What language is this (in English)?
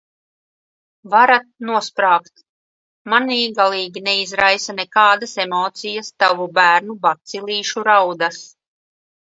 Latvian